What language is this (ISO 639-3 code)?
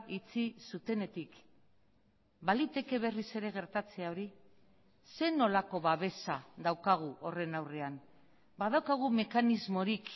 eus